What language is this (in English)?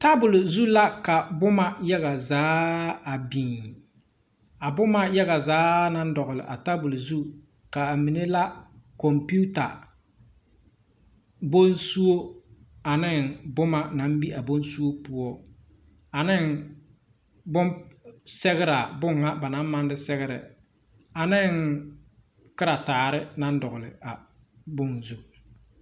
Southern Dagaare